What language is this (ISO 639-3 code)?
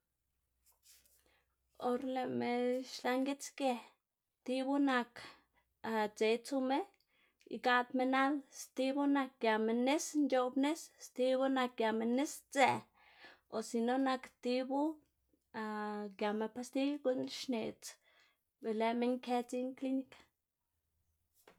ztg